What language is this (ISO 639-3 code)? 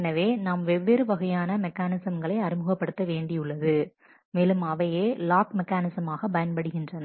tam